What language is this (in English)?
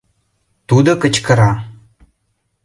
Mari